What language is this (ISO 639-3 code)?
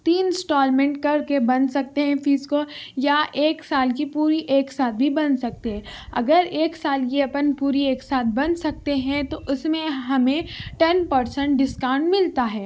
urd